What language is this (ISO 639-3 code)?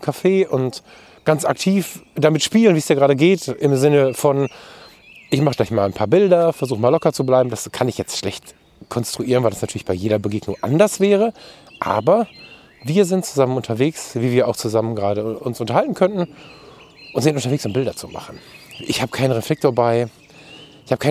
deu